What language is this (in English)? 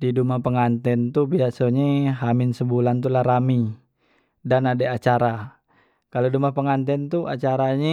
Musi